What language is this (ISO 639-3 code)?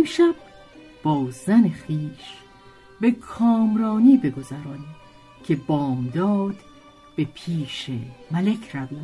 fas